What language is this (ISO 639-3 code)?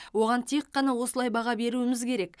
kaz